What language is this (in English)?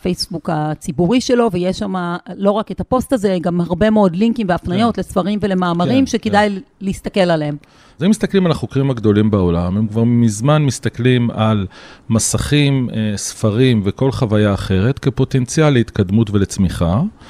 Hebrew